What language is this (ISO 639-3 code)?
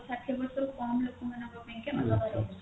ori